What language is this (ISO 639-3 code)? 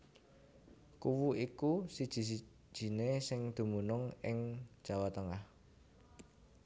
jav